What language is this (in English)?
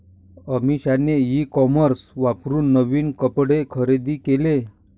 Marathi